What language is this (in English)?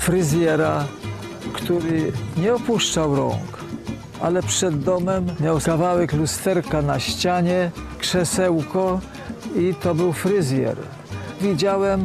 Polish